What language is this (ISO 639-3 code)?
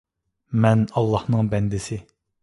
uig